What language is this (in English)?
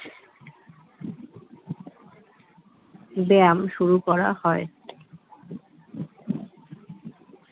Bangla